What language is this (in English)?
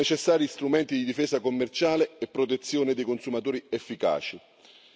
Italian